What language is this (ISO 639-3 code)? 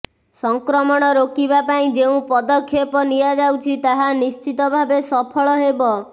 ori